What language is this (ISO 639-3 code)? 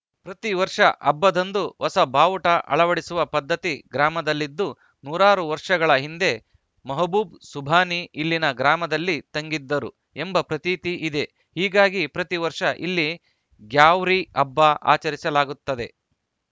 kan